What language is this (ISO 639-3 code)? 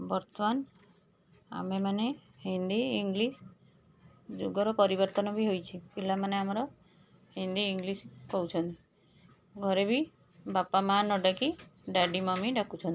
ori